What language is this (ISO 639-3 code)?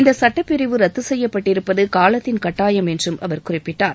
tam